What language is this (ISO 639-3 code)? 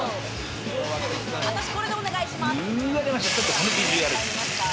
jpn